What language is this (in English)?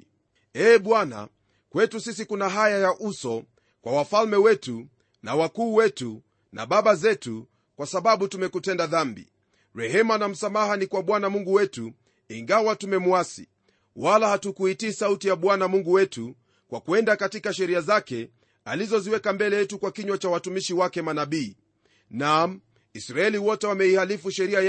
Swahili